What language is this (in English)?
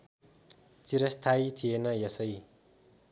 Nepali